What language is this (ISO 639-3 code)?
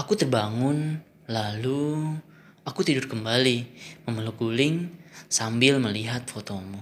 ind